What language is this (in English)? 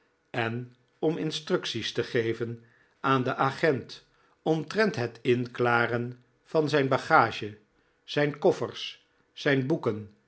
Dutch